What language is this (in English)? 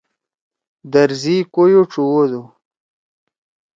Torwali